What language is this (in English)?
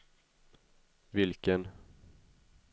Swedish